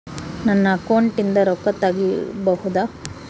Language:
Kannada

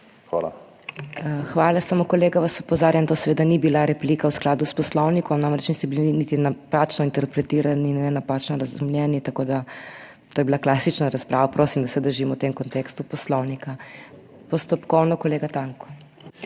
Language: Slovenian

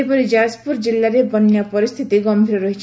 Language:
Odia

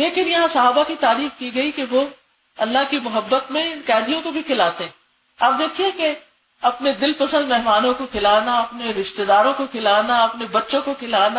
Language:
Urdu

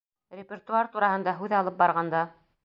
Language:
Bashkir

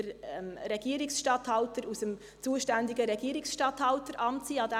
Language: Swiss German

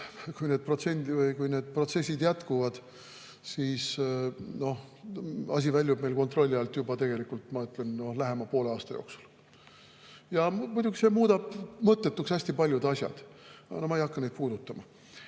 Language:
Estonian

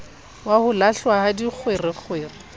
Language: Southern Sotho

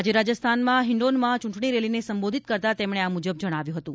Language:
Gujarati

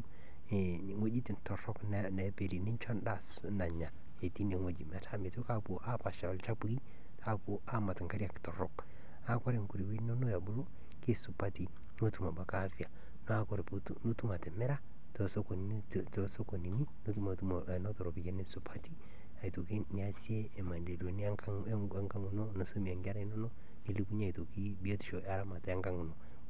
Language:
Masai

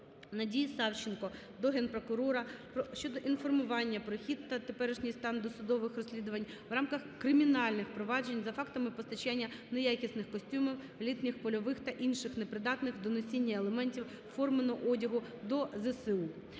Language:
Ukrainian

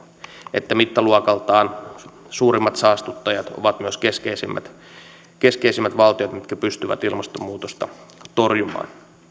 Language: Finnish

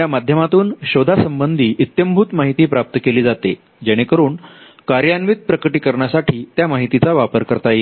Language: Marathi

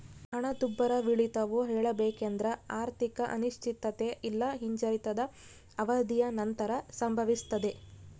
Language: Kannada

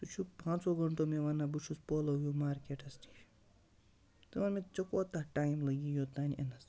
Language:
Kashmiri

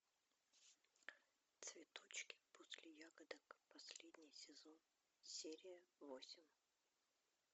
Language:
Russian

